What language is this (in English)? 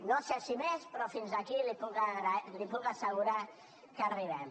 Catalan